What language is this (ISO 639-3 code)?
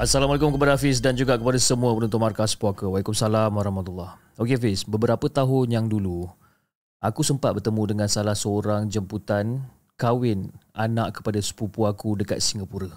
msa